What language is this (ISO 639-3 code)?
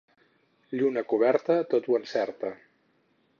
cat